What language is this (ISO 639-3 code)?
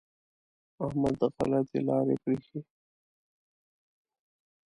pus